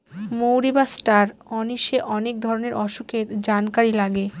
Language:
Bangla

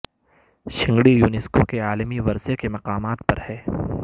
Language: Urdu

